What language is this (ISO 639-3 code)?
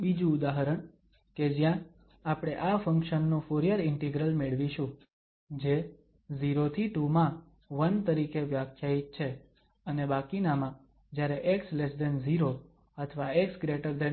guj